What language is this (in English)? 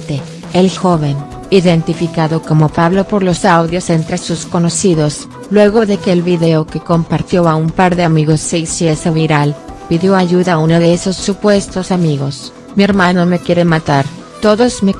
Spanish